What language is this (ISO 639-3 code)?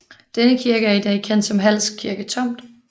dan